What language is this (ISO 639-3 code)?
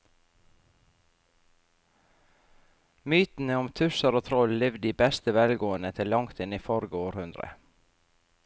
nor